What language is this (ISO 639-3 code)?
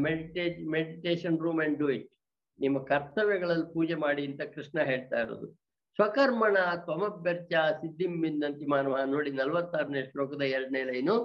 kan